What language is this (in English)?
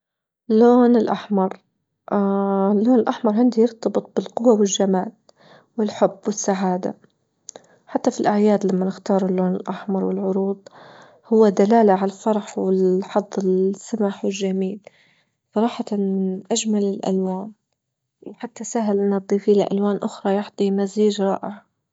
Libyan Arabic